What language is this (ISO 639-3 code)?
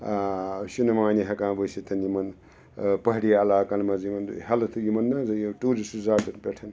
kas